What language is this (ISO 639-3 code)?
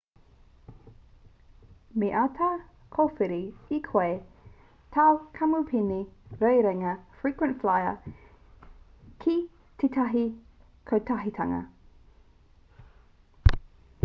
mri